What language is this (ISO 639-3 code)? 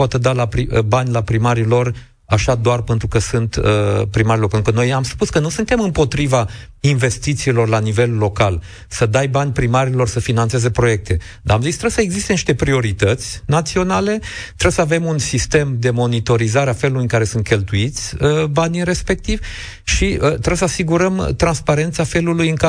ron